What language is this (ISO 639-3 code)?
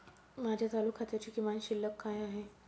mar